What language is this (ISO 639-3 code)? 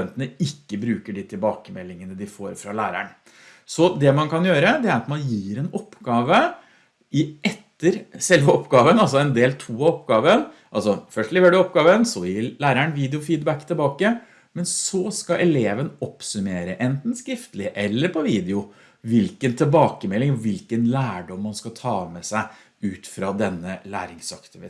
nor